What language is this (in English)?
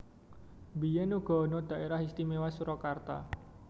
Javanese